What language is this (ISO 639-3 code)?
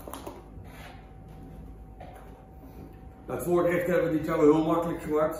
nld